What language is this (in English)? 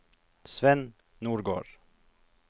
Norwegian